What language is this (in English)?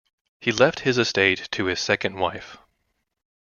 English